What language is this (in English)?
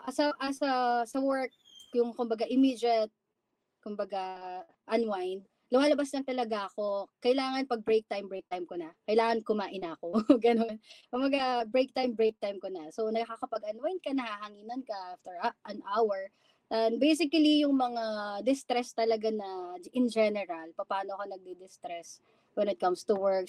Filipino